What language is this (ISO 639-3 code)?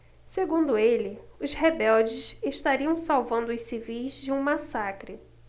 por